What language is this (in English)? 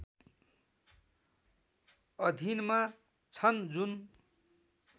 Nepali